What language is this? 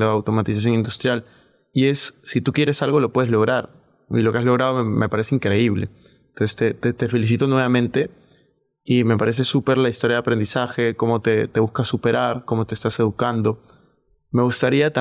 Spanish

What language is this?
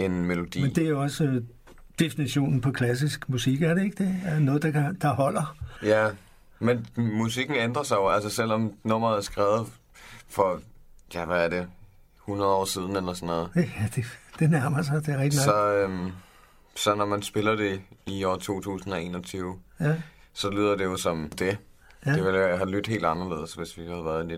Danish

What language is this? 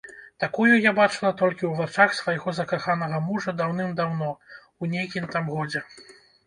Belarusian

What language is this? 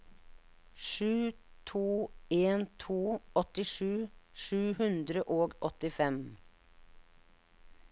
Norwegian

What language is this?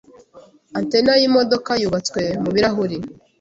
Kinyarwanda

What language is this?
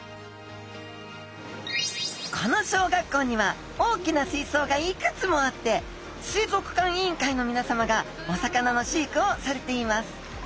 Japanese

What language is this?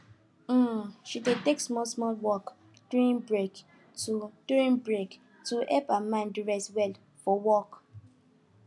Nigerian Pidgin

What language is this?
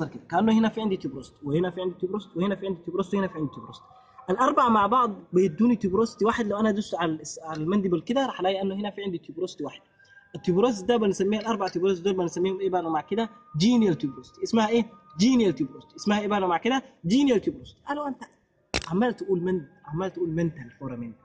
Arabic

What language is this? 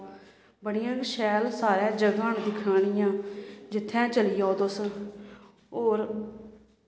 Dogri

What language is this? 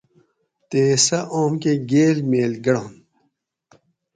Gawri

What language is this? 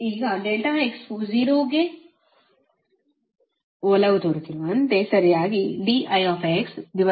Kannada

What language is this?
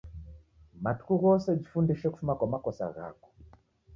Taita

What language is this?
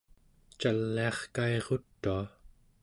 Central Yupik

